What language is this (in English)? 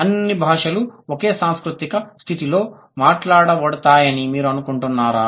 Telugu